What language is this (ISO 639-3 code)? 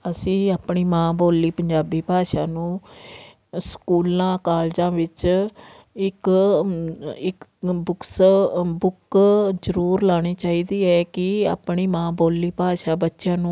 pan